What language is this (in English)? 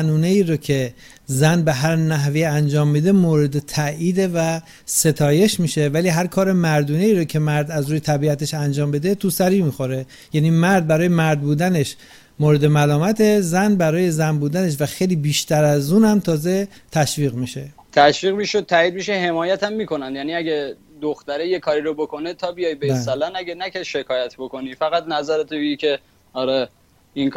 Persian